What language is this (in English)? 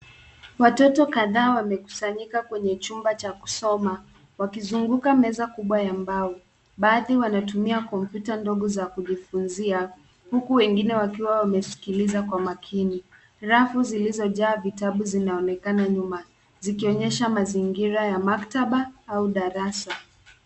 Swahili